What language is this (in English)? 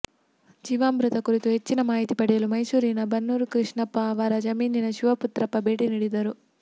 Kannada